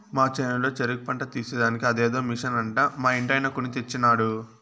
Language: Telugu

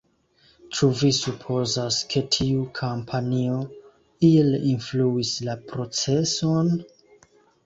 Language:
Esperanto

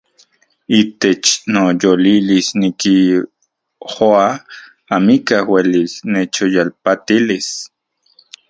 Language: Central Puebla Nahuatl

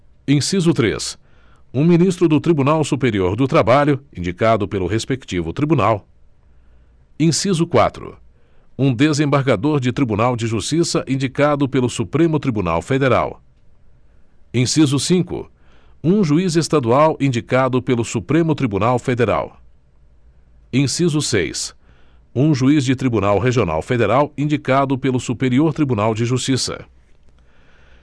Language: Portuguese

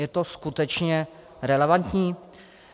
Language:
Czech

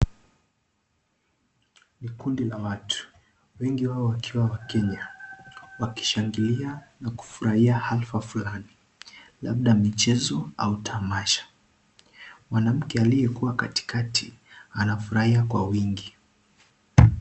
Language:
Swahili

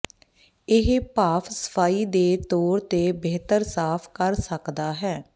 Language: Punjabi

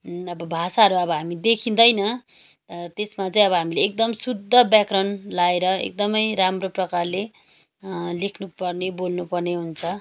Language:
Nepali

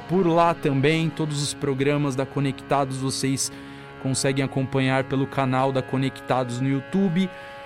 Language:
Portuguese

